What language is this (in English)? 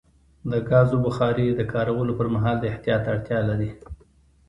Pashto